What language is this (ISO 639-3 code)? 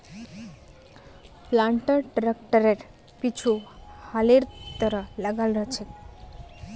mag